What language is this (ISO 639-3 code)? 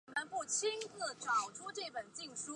zho